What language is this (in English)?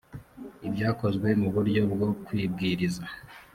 Kinyarwanda